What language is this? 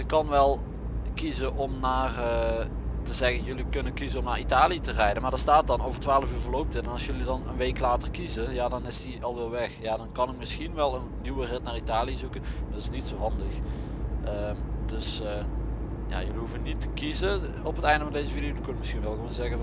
Dutch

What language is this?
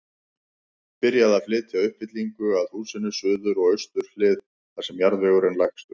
Icelandic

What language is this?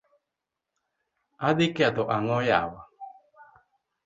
Luo (Kenya and Tanzania)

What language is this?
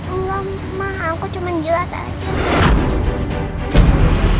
Indonesian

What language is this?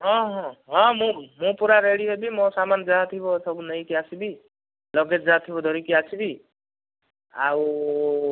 Odia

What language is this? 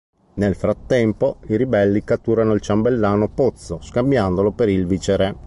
Italian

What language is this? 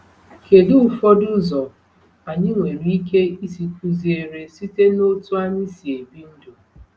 Igbo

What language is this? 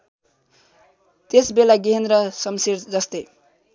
Nepali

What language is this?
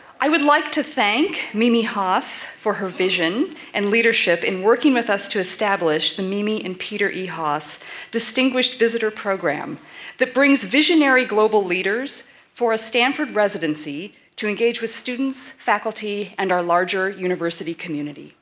English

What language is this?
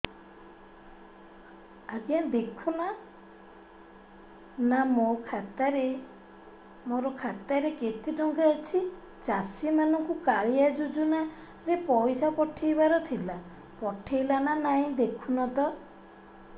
Odia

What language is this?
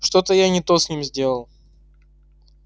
Russian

